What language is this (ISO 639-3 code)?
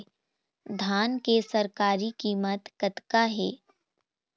hne